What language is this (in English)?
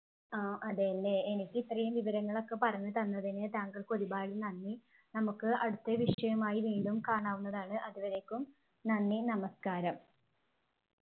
Malayalam